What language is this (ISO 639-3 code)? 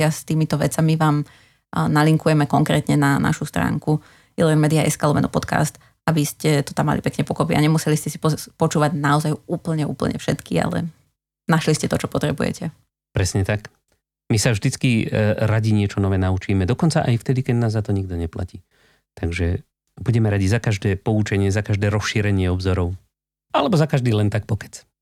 slk